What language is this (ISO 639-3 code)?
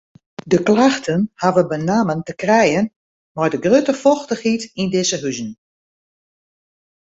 fry